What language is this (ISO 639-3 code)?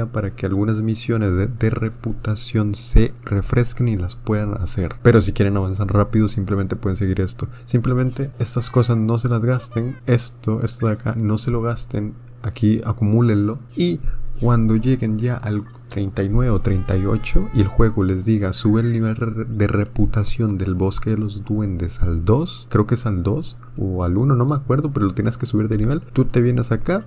spa